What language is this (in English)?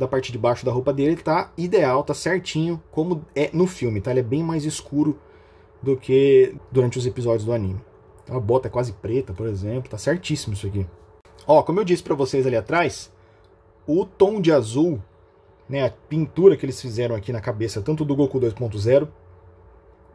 Portuguese